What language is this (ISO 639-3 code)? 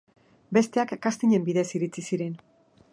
eus